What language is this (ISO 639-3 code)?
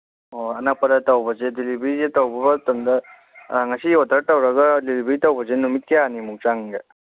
mni